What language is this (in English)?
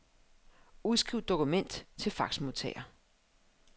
Danish